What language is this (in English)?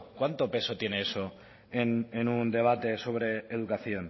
Spanish